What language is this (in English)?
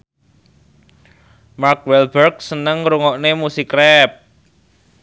Javanese